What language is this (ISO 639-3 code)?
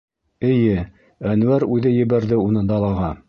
bak